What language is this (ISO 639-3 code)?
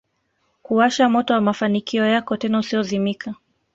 swa